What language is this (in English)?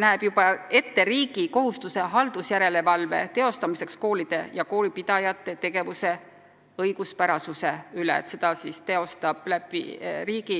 Estonian